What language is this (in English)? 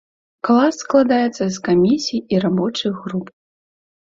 Belarusian